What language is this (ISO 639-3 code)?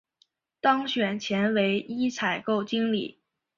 zho